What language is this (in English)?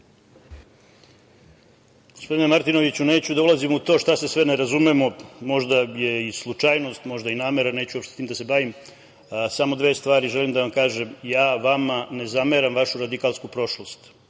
Serbian